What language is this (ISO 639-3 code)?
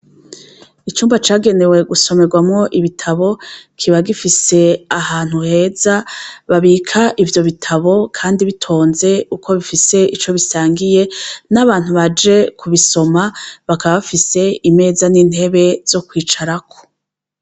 run